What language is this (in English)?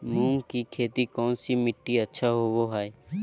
Magahi